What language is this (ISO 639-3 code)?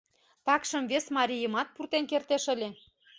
chm